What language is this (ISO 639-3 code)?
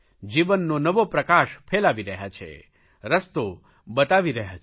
guj